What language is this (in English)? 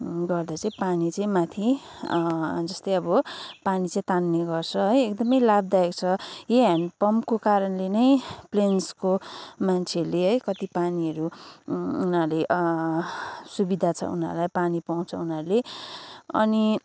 Nepali